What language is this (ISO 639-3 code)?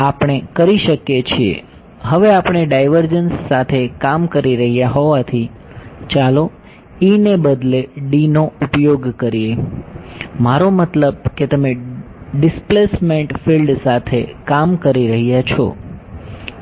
guj